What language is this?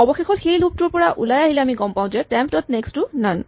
Assamese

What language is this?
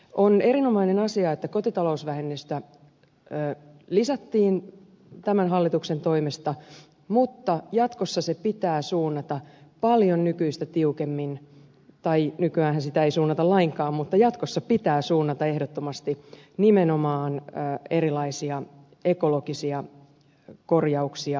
Finnish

